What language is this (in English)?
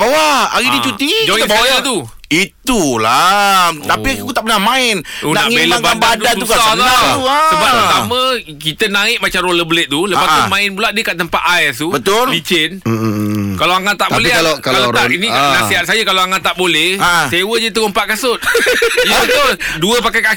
Malay